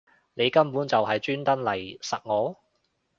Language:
Cantonese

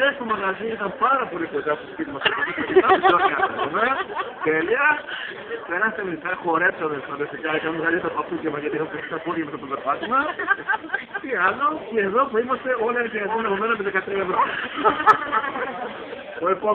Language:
Greek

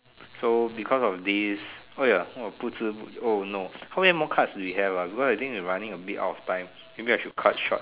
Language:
English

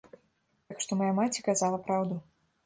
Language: Belarusian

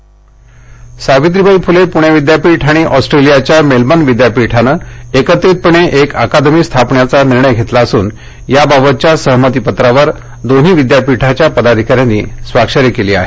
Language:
Marathi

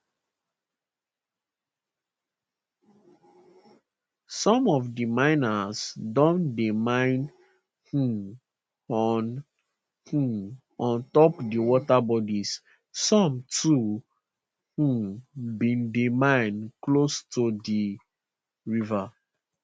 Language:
Nigerian Pidgin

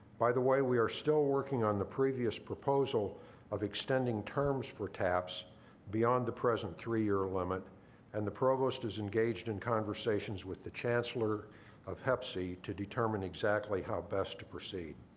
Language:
English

